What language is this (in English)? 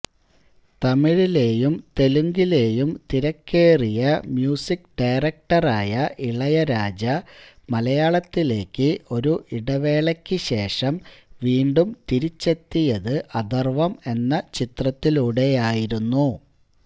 Malayalam